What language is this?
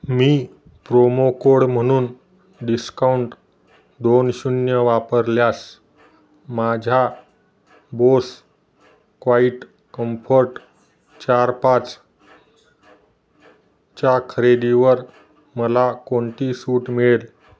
Marathi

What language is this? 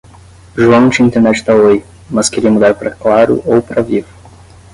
Portuguese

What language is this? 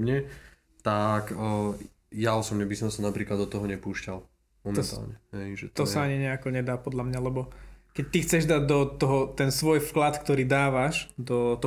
Slovak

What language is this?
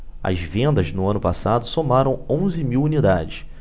Portuguese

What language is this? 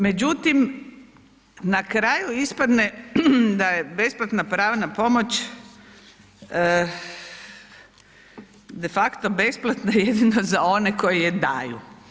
Croatian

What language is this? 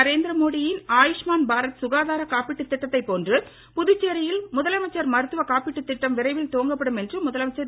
Tamil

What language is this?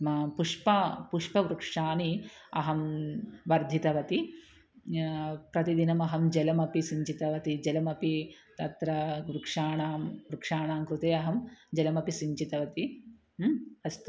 Sanskrit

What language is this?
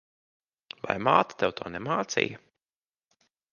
Latvian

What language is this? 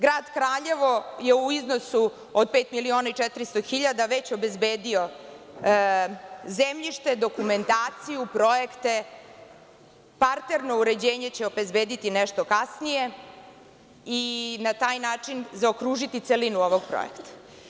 Serbian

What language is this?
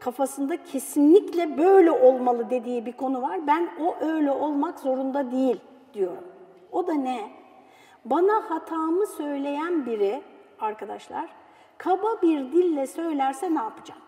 Turkish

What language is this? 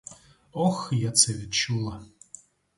Ukrainian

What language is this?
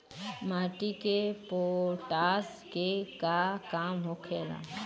Bhojpuri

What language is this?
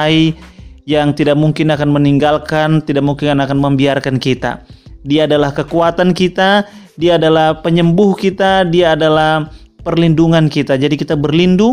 Indonesian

